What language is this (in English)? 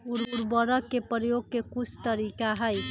Magahi